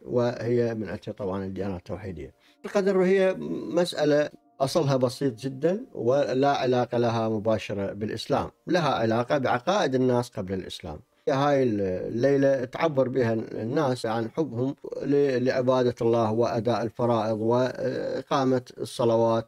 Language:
Arabic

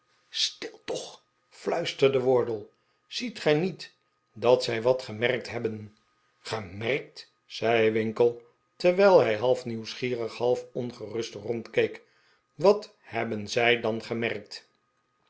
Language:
Dutch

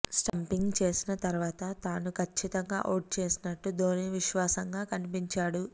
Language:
Telugu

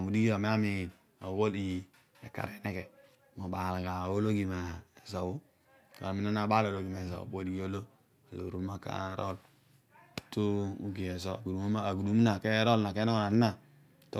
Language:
Odual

